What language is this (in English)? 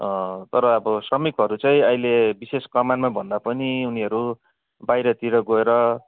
Nepali